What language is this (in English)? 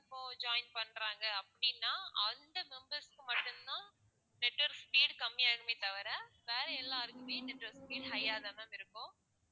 Tamil